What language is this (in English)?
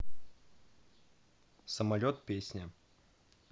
Russian